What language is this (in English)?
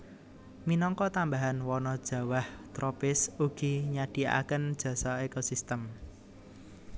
Javanese